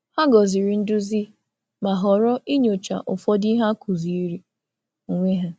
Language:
Igbo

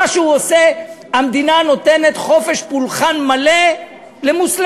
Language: Hebrew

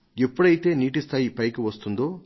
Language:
Telugu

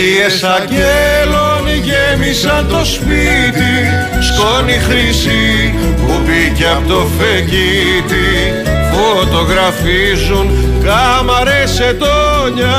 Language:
Greek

